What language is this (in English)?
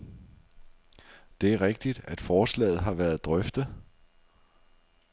Danish